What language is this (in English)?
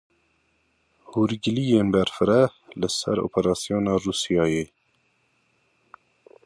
Kurdish